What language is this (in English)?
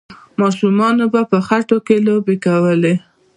Pashto